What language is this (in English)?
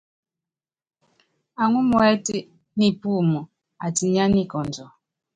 Yangben